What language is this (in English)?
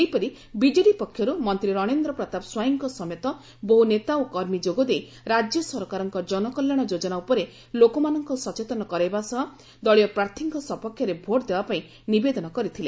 Odia